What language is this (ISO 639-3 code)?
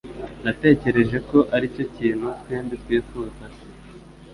kin